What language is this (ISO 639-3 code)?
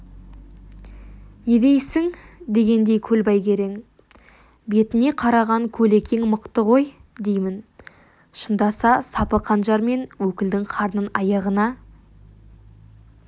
kaz